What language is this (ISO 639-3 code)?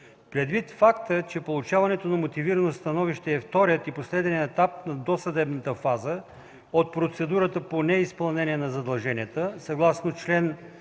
bul